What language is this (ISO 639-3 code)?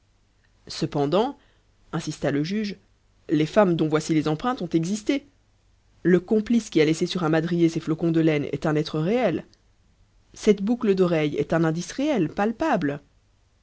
fra